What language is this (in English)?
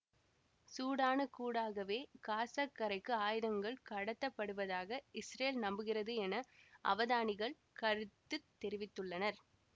Tamil